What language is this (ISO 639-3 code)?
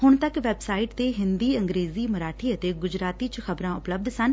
pan